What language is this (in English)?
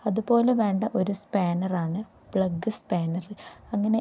Malayalam